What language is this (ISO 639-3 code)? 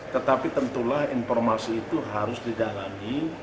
ind